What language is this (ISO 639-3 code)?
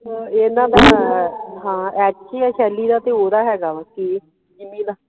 pan